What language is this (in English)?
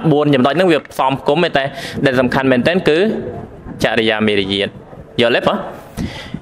Thai